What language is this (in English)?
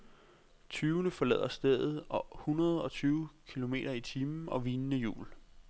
Danish